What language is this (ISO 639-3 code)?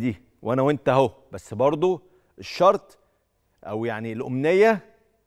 ara